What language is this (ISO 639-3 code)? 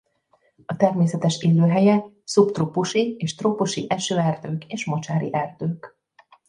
hun